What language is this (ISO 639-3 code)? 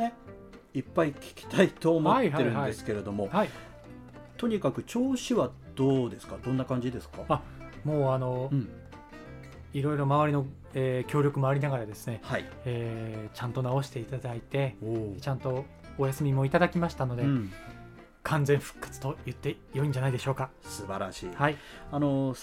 jpn